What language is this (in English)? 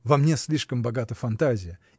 Russian